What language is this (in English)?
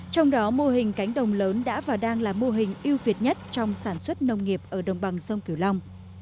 Vietnamese